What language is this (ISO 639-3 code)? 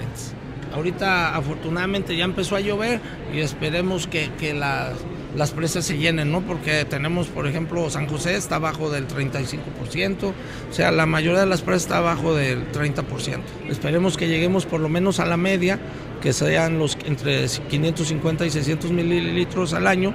spa